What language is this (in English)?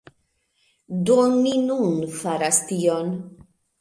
Esperanto